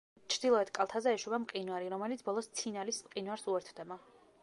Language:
Georgian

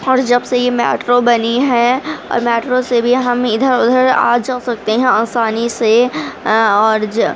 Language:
Urdu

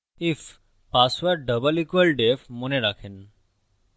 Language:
Bangla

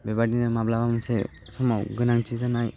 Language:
Bodo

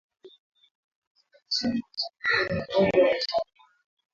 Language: Swahili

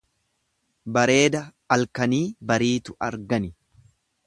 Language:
Oromo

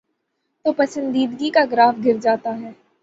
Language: Urdu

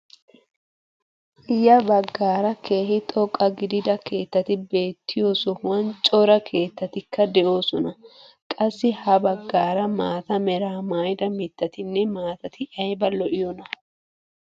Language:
Wolaytta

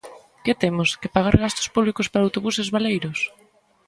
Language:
Galician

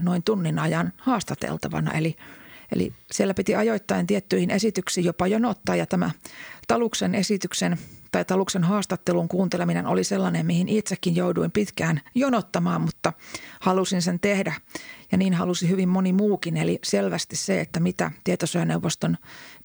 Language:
Finnish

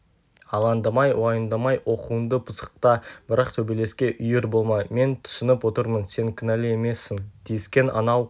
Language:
Kazakh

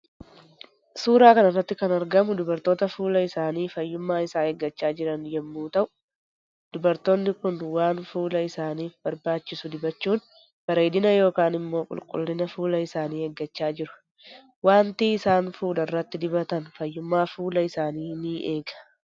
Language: Oromo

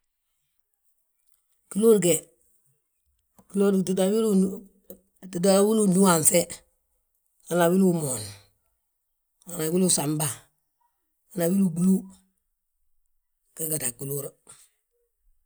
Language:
Balanta-Ganja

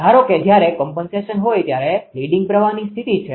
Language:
Gujarati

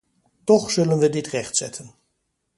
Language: Dutch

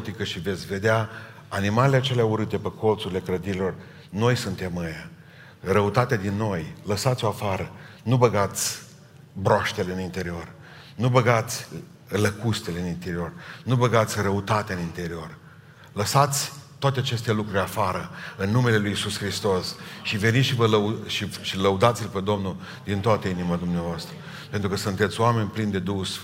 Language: Romanian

